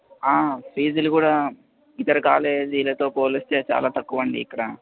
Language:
Telugu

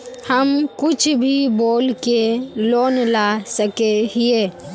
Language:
Magahi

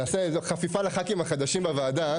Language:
Hebrew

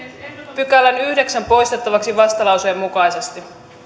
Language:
Finnish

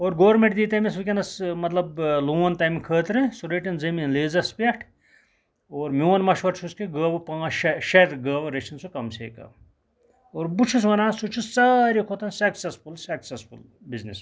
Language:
Kashmiri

